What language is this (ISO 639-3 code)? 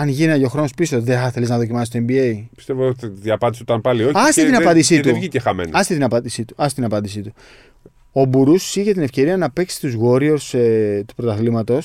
ell